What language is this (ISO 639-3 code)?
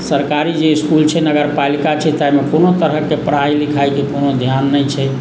mai